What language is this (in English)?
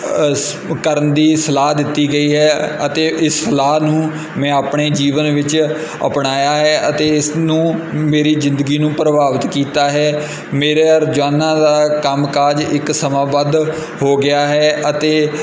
Punjabi